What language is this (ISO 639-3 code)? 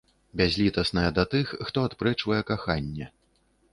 bel